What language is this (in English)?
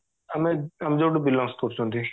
Odia